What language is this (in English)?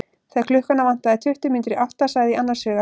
Icelandic